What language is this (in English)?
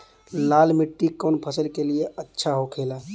Bhojpuri